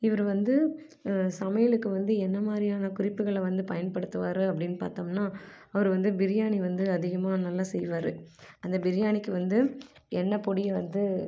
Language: Tamil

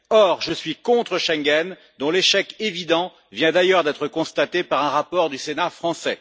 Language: French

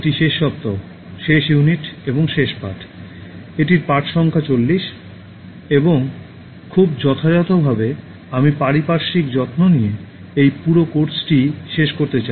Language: Bangla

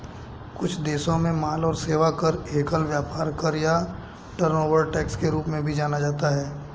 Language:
Hindi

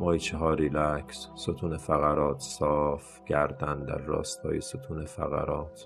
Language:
Persian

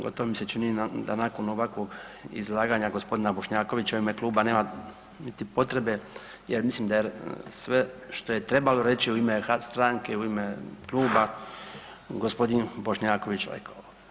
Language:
Croatian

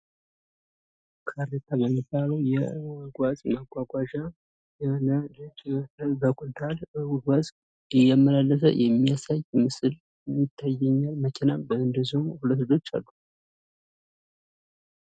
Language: Amharic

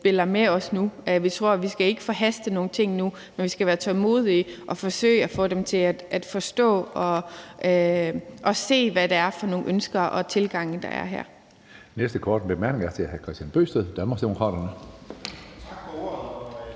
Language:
Danish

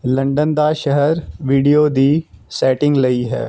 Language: Punjabi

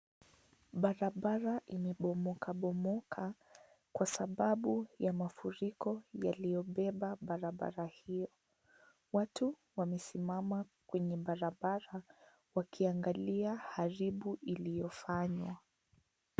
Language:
Swahili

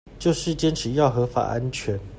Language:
Chinese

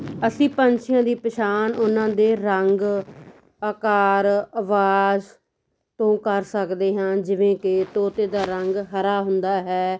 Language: Punjabi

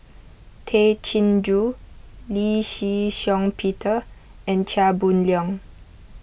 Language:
English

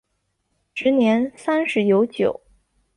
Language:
Chinese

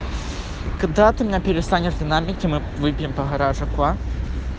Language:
Russian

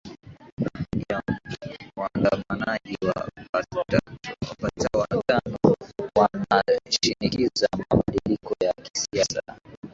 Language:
Swahili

